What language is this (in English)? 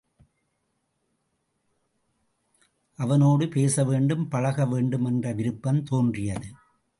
Tamil